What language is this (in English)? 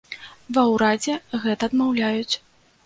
Belarusian